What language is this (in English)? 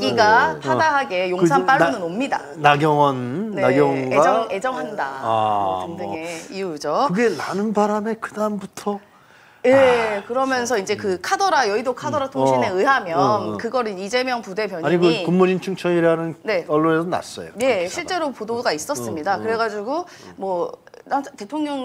Korean